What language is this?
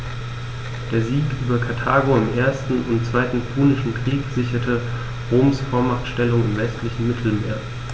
German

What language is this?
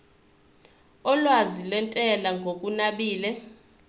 Zulu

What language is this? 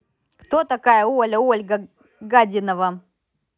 Russian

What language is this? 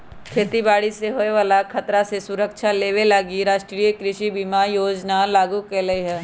Magahi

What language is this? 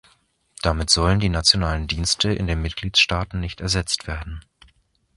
German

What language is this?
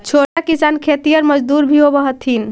Magahi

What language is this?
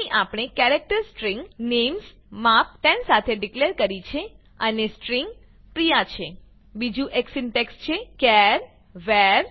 Gujarati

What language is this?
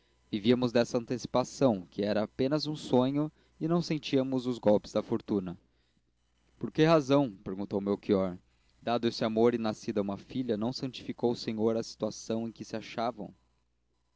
Portuguese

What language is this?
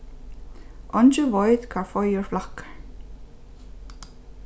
Faroese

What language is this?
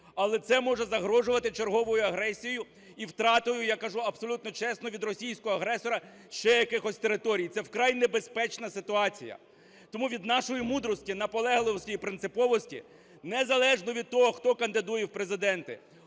Ukrainian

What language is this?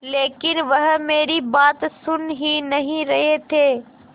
Hindi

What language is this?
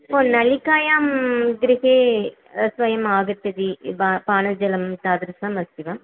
Sanskrit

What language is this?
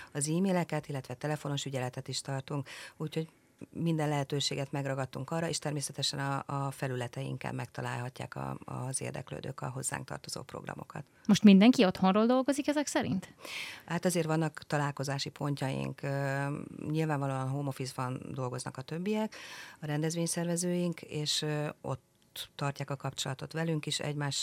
Hungarian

